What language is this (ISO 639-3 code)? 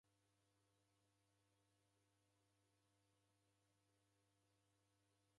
dav